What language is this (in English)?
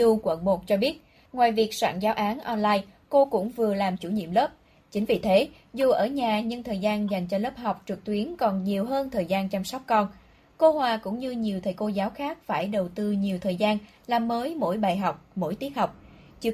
Vietnamese